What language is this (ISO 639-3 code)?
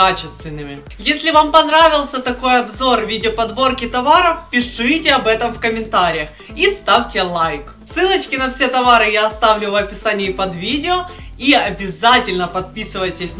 rus